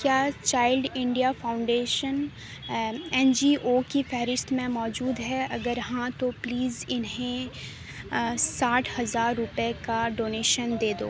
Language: Urdu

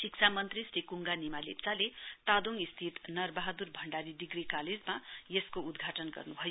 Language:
Nepali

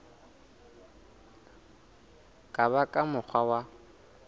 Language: Southern Sotho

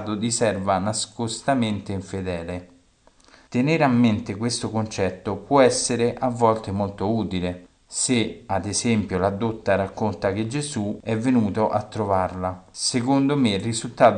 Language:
Italian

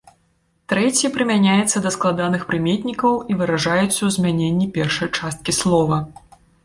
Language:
Belarusian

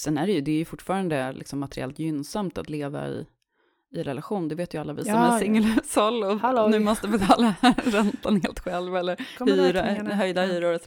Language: Swedish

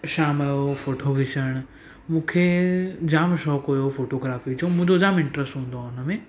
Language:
Sindhi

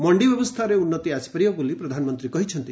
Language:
Odia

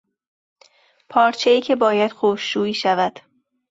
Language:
Persian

